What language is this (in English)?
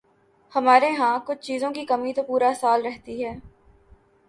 Urdu